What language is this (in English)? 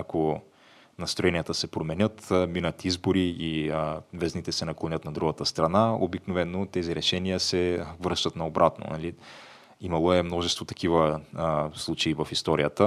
Bulgarian